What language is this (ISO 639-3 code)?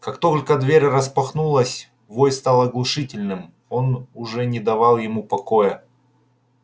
rus